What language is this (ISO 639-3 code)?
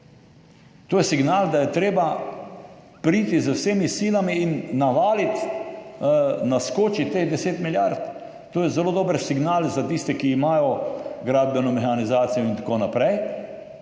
slv